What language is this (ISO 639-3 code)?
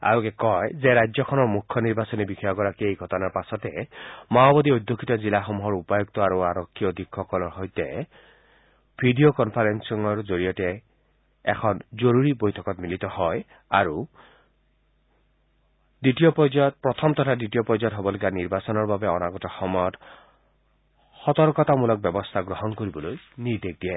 asm